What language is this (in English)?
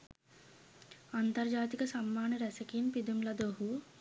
Sinhala